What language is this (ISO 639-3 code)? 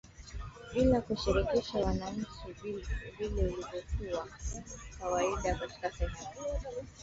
swa